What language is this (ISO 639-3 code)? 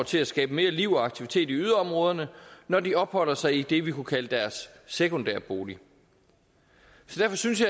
dan